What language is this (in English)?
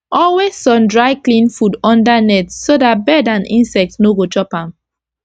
Nigerian Pidgin